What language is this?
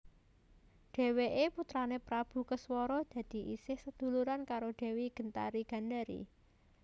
Javanese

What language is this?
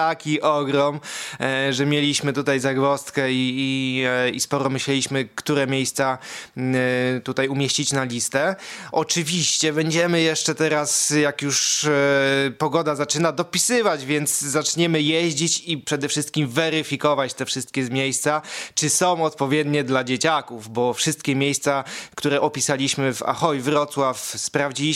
Polish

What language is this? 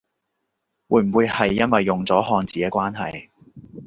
Cantonese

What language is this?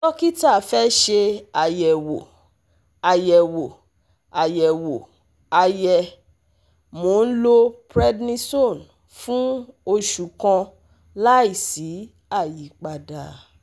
Yoruba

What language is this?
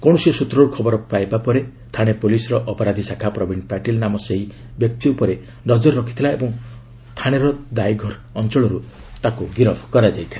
Odia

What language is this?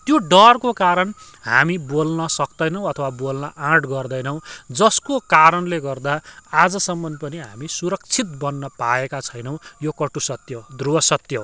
Nepali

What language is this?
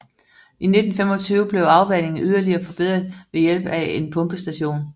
Danish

